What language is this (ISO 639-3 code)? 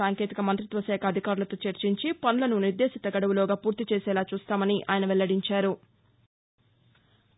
tel